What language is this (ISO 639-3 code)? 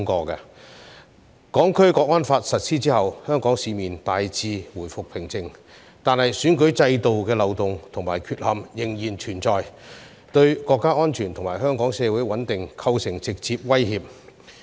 yue